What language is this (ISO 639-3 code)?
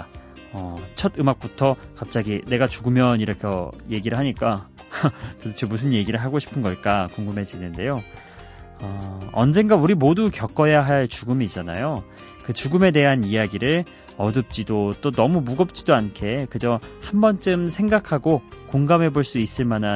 kor